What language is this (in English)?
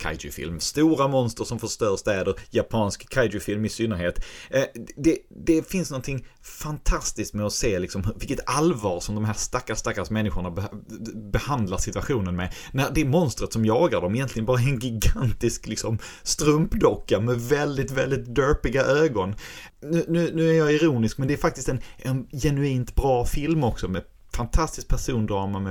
Swedish